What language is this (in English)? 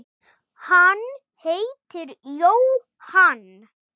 Icelandic